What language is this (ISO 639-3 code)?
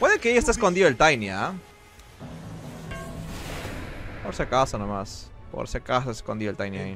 spa